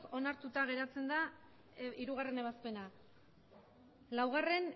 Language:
Basque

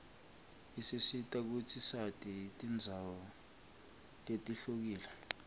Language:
Swati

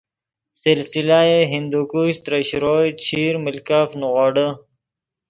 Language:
Yidgha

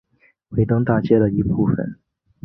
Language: Chinese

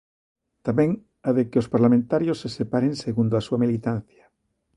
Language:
Galician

